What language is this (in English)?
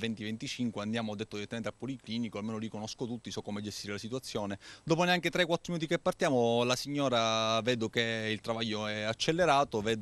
Italian